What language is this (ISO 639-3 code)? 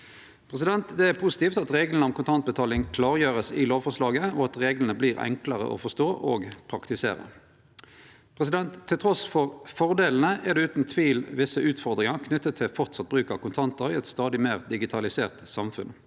nor